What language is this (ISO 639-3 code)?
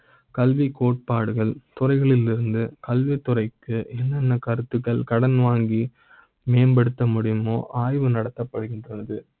tam